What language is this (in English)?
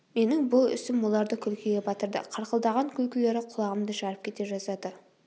Kazakh